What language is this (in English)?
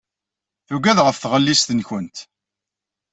Kabyle